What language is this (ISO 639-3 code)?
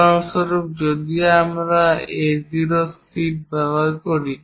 ben